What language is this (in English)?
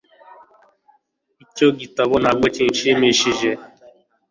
Kinyarwanda